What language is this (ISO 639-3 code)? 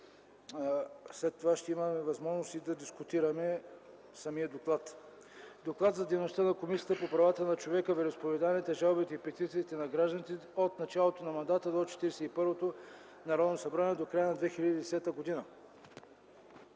bul